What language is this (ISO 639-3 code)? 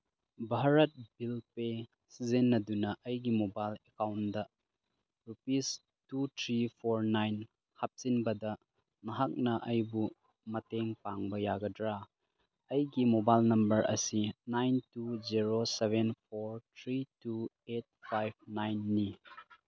mni